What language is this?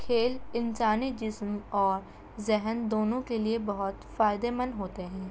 Urdu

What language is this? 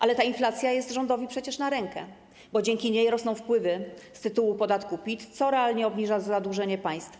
Polish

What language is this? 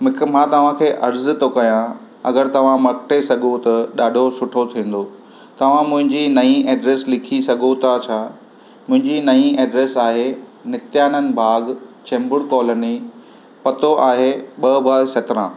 Sindhi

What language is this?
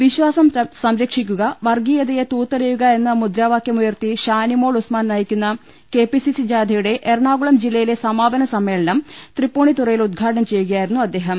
Malayalam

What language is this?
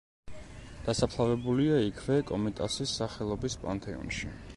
Georgian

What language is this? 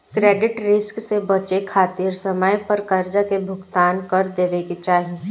Bhojpuri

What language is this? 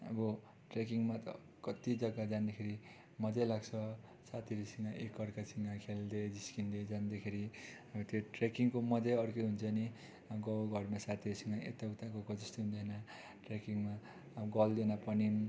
Nepali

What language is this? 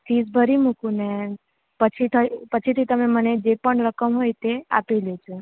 Gujarati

